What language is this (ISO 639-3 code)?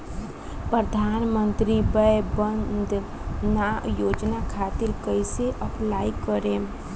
bho